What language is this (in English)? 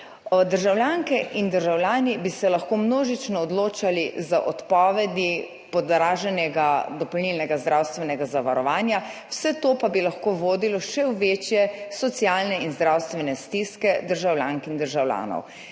Slovenian